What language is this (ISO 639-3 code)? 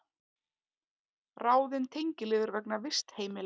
isl